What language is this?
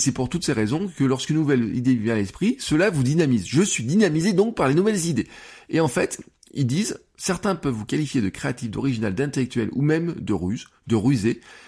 French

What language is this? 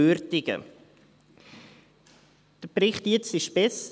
Swiss German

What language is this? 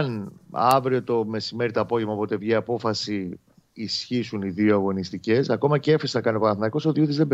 Greek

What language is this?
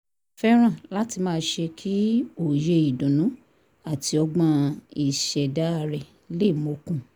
Yoruba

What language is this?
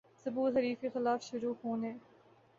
Urdu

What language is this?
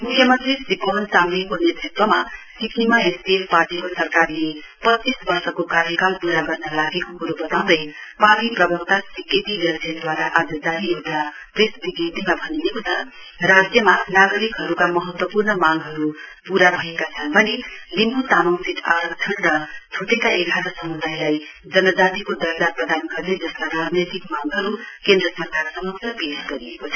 Nepali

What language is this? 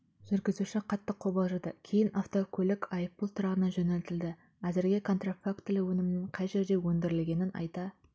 Kazakh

